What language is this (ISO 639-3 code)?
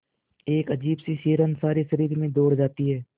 hin